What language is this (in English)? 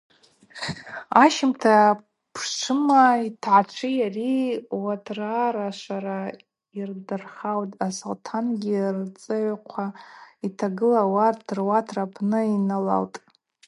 Abaza